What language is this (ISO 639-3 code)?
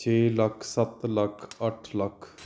pan